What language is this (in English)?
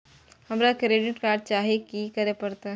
Maithili